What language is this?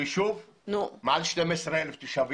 Hebrew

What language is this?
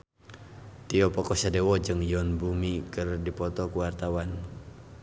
Sundanese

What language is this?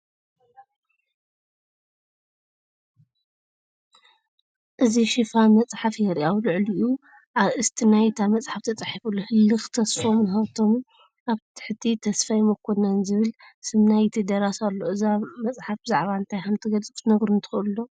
Tigrinya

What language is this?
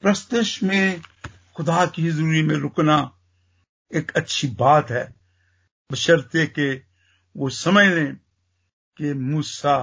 Hindi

